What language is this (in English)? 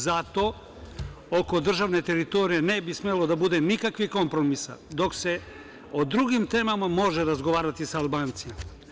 Serbian